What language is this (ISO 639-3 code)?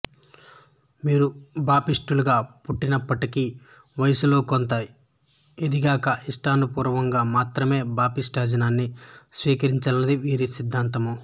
tel